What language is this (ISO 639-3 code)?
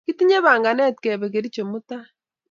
kln